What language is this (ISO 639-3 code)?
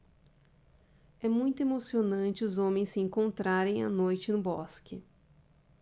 por